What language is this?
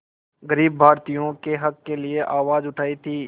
Hindi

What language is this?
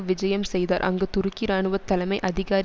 Tamil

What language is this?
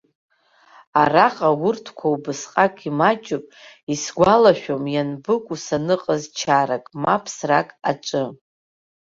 Abkhazian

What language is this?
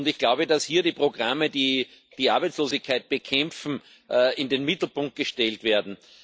German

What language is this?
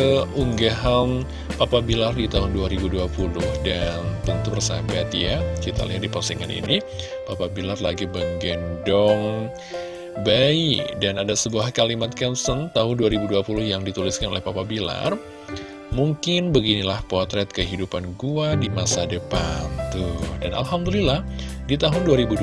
Indonesian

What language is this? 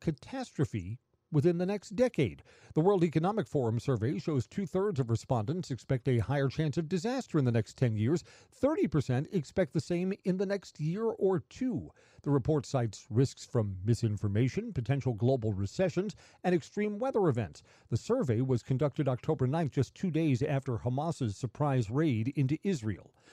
English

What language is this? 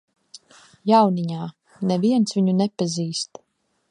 Latvian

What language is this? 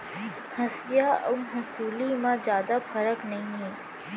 Chhattisgarhi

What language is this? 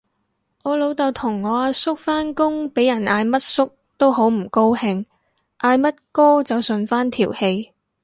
Cantonese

